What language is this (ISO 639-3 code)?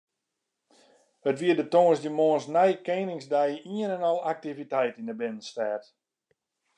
fry